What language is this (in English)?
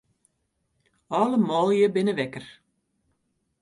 Western Frisian